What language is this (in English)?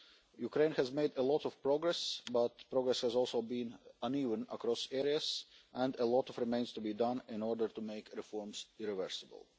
English